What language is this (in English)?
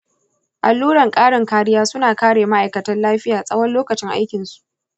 Hausa